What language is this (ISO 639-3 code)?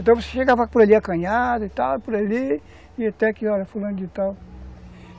por